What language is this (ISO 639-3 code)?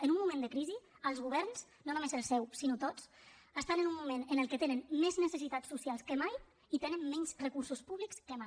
cat